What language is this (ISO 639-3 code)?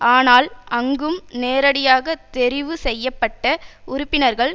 tam